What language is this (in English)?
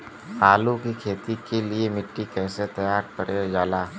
Bhojpuri